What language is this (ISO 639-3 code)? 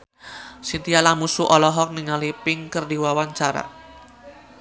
sun